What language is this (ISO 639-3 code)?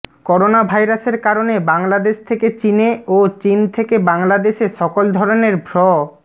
ben